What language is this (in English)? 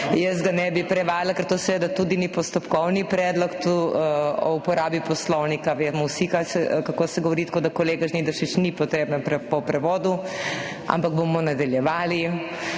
Slovenian